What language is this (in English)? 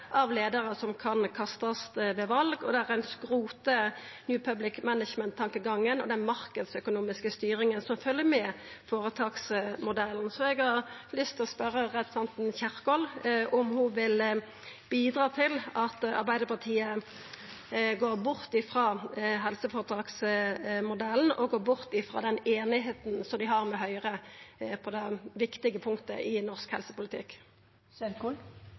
Norwegian Nynorsk